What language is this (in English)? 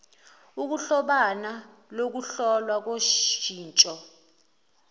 Zulu